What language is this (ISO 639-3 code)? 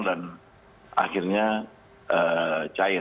ind